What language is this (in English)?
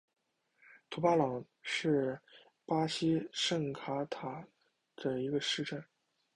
Chinese